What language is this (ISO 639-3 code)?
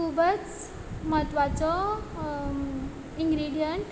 kok